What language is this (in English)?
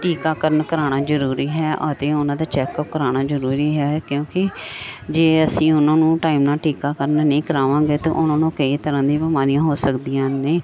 Punjabi